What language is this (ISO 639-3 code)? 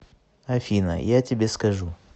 rus